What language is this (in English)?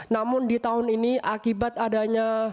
Indonesian